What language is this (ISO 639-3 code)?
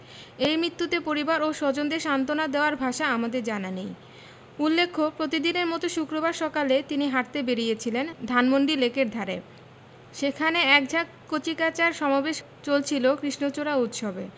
ben